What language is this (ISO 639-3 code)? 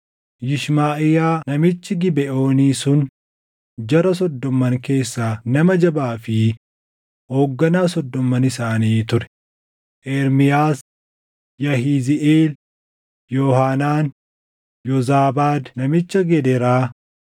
orm